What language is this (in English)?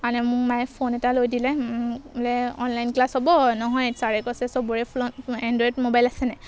Assamese